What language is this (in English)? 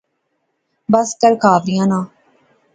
Pahari-Potwari